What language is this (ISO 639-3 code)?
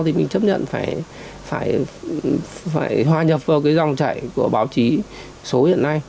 vie